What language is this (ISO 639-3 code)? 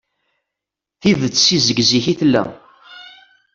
kab